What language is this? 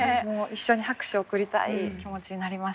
Japanese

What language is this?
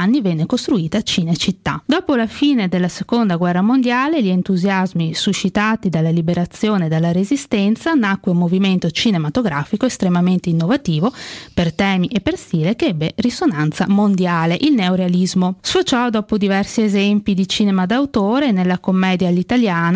Italian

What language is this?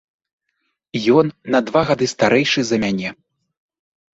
Belarusian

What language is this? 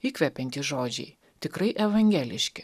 Lithuanian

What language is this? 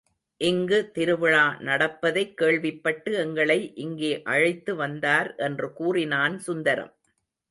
Tamil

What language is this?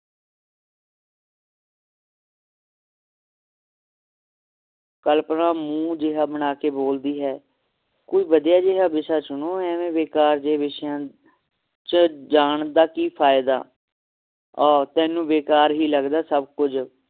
Punjabi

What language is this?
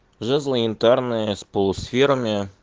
Russian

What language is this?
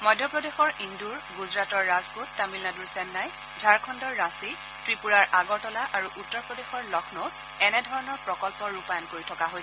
Assamese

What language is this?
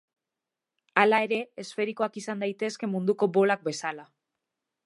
Basque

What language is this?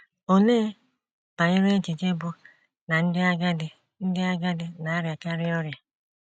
Igbo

